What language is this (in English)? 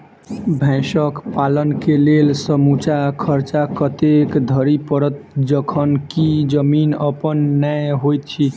Maithili